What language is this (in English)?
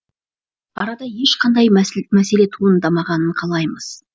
Kazakh